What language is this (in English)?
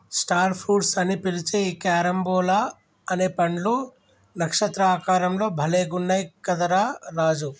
Telugu